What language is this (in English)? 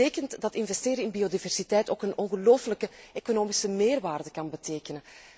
Dutch